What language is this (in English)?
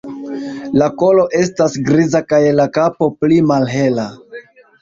Esperanto